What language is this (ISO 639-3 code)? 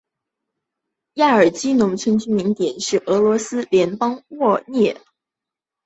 zho